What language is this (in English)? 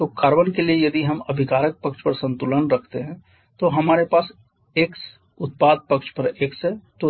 Hindi